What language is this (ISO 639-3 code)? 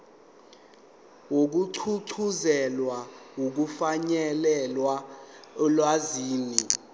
zul